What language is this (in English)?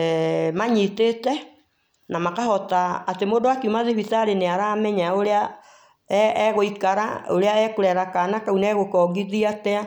Kikuyu